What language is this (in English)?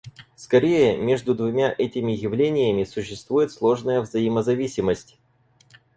Russian